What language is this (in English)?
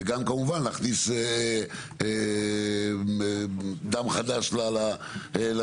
Hebrew